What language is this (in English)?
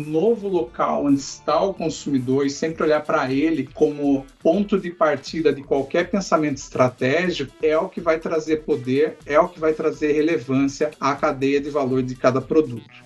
Portuguese